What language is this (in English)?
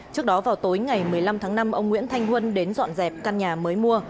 Vietnamese